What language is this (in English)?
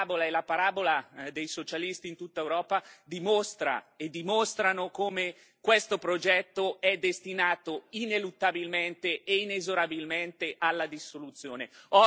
Italian